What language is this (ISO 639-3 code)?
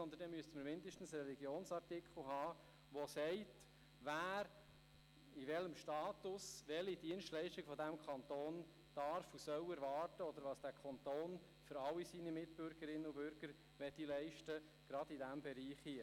gsw